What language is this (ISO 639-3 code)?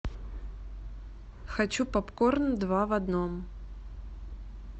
rus